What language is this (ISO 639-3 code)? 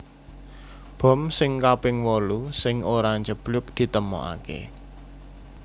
jav